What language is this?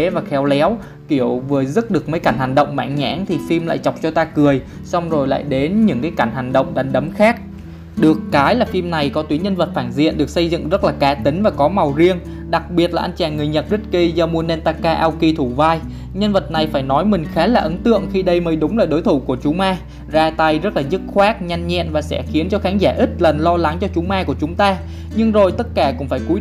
Vietnamese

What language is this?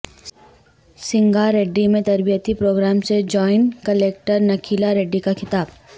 Urdu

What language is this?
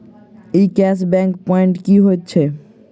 Maithili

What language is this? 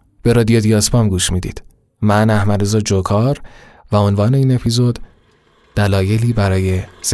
Persian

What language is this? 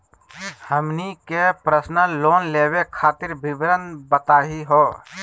Magahi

